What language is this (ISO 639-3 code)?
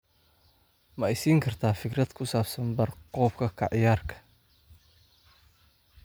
som